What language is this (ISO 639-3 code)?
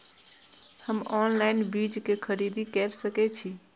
mai